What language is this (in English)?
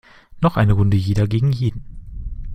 German